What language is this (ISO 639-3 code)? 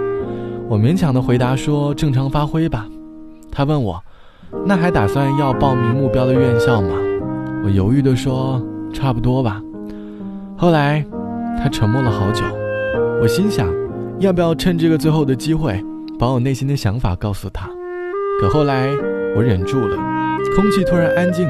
zho